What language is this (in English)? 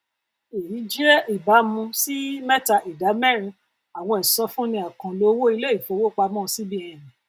Yoruba